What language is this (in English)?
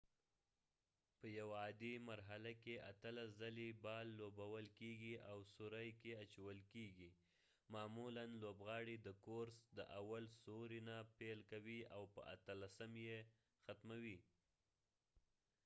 Pashto